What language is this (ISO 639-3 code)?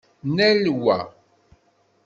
kab